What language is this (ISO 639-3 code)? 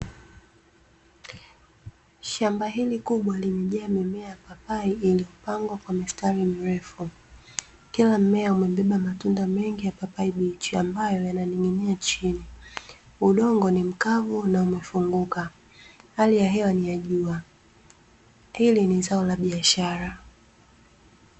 swa